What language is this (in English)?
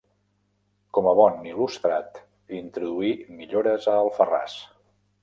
Catalan